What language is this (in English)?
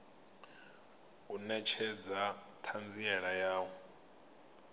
Venda